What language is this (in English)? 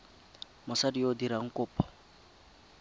Tswana